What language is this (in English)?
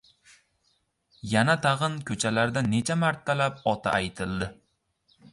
Uzbek